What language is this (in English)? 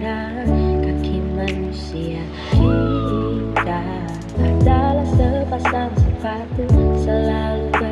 Indonesian